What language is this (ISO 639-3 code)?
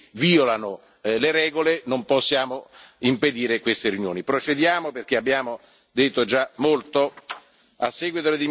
ita